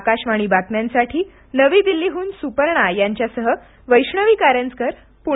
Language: Marathi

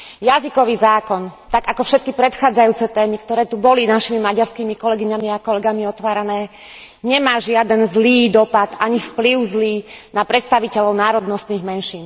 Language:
Slovak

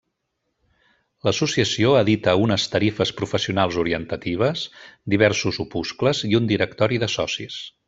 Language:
Catalan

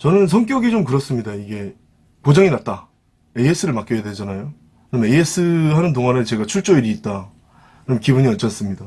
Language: Korean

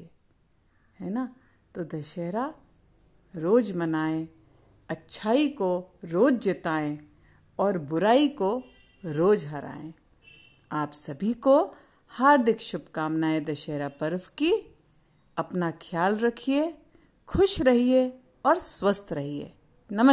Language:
Hindi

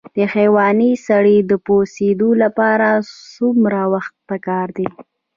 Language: Pashto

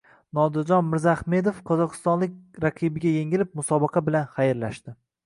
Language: Uzbek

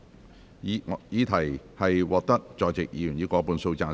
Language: Cantonese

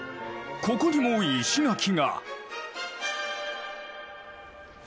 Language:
Japanese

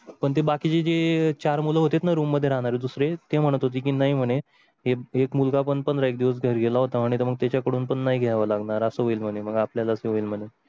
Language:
Marathi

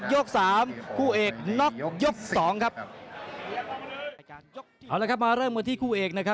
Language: Thai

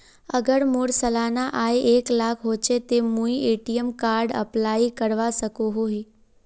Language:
Magahi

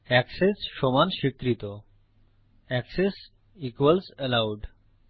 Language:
Bangla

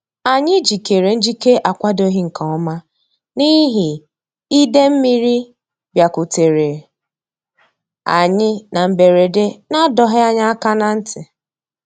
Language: Igbo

